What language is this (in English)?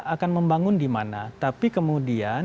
Indonesian